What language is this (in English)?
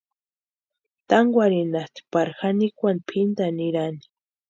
Western Highland Purepecha